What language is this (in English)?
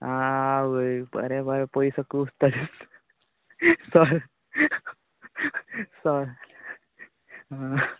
Konkani